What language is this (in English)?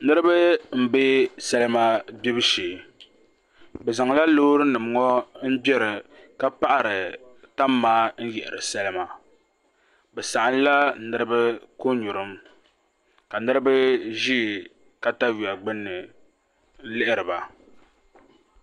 Dagbani